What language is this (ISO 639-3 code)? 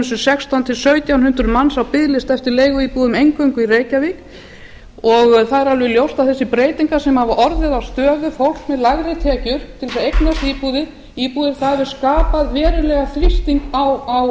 isl